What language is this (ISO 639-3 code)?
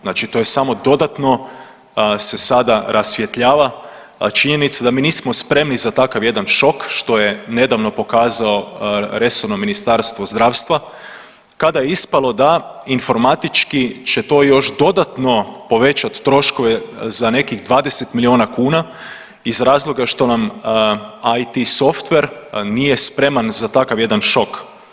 hrv